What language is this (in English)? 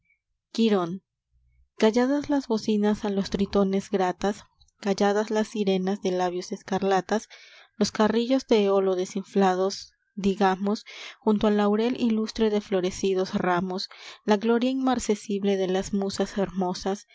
Spanish